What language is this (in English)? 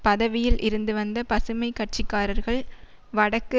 Tamil